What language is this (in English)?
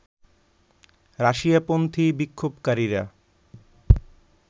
Bangla